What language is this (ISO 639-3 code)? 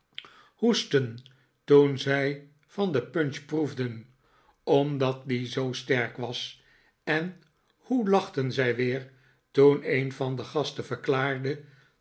nld